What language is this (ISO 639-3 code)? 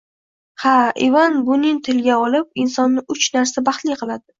uzb